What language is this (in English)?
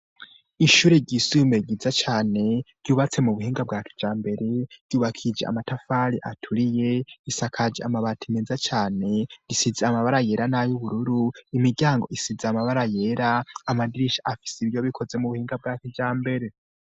Rundi